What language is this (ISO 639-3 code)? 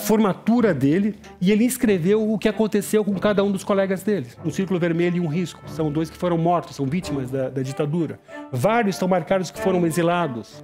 por